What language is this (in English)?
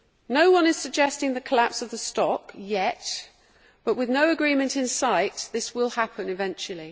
English